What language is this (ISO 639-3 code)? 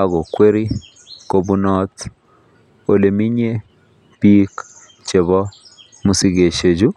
kln